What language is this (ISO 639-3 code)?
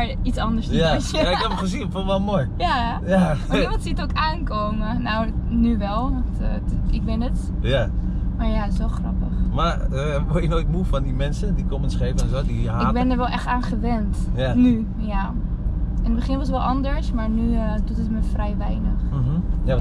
nld